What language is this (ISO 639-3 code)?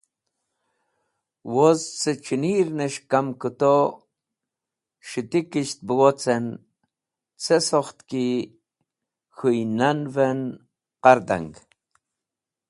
wbl